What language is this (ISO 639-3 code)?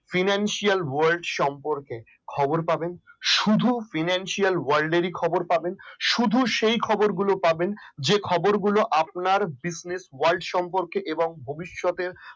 ben